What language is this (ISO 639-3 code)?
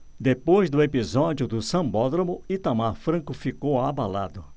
por